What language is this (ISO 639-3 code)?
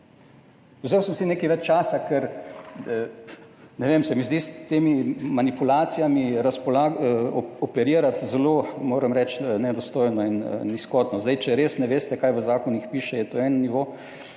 slv